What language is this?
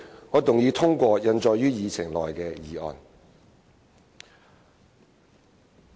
Cantonese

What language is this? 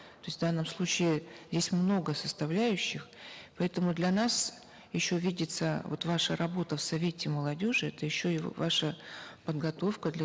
Kazakh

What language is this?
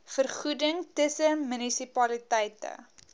Afrikaans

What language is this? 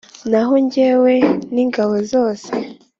Kinyarwanda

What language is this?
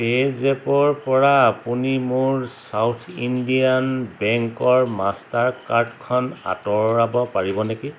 Assamese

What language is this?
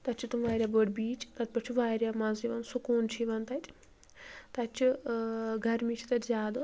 Kashmiri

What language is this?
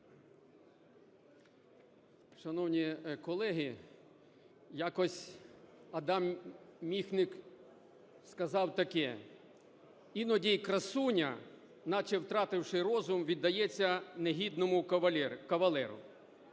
Ukrainian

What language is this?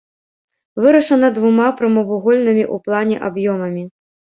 Belarusian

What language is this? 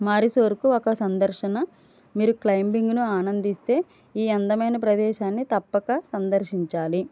Telugu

